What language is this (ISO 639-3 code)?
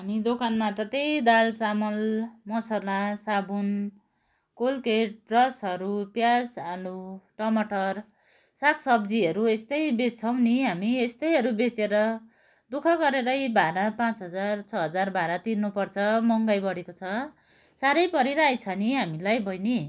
nep